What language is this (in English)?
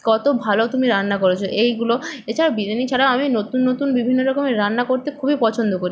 Bangla